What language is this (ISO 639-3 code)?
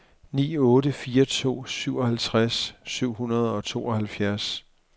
dan